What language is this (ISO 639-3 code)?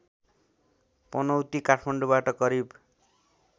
nep